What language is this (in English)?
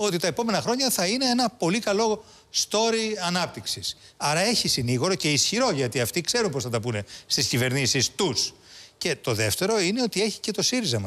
Greek